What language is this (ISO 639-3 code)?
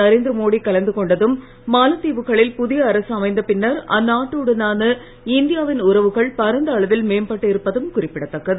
tam